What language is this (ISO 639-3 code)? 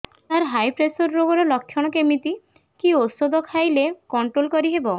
ori